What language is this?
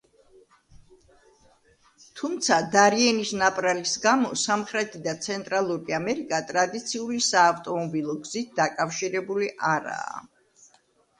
Georgian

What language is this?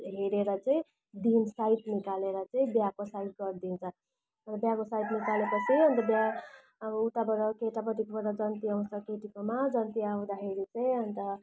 Nepali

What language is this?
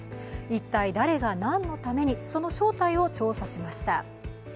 Japanese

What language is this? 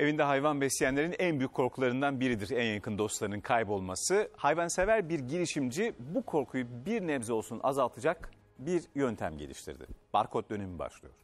Turkish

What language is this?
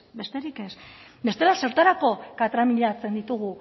Basque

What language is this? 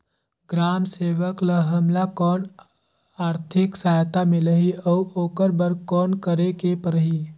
Chhattisgarhi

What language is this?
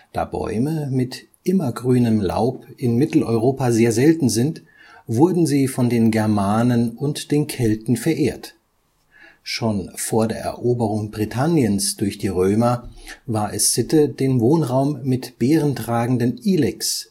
German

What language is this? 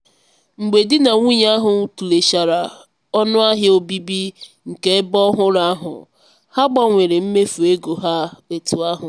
Igbo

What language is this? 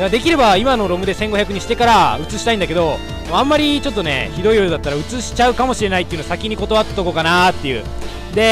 Japanese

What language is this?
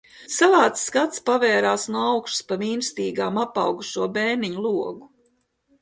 Latvian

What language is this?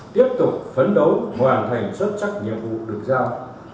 Vietnamese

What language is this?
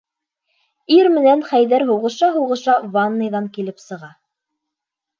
Bashkir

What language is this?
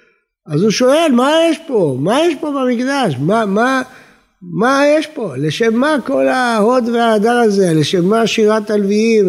Hebrew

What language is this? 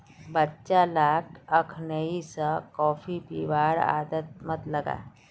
Magahi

